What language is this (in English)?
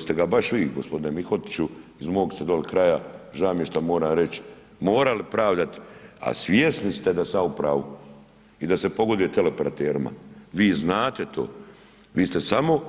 Croatian